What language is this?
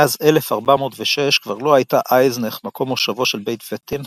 Hebrew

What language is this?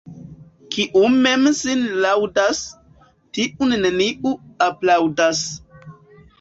Esperanto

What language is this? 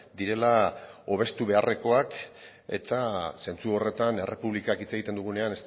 Basque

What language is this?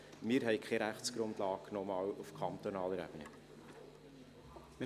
Swiss German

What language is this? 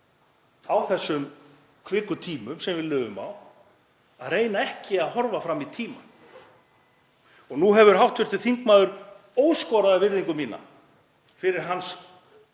Icelandic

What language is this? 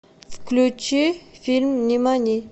Russian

